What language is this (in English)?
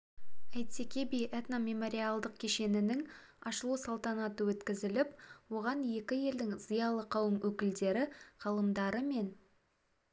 Kazakh